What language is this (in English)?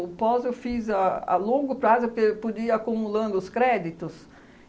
Portuguese